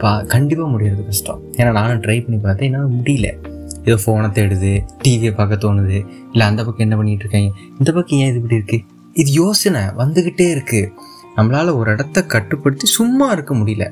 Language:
Tamil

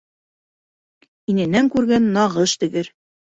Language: Bashkir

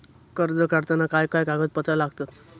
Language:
Marathi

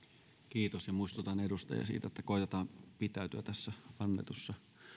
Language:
Finnish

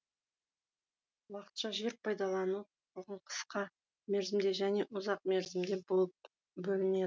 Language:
Kazakh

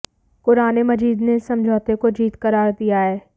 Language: Hindi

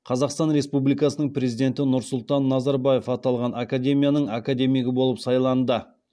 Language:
Kazakh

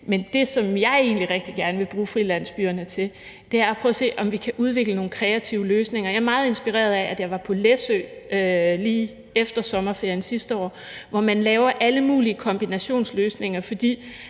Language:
Danish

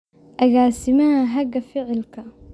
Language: Somali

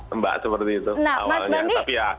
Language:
Indonesian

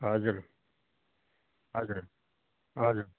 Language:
Nepali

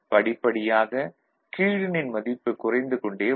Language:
Tamil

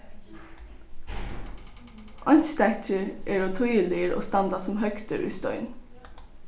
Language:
Faroese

